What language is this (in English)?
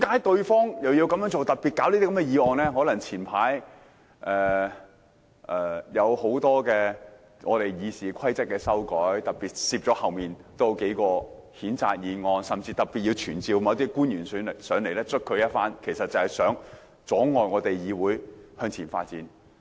Cantonese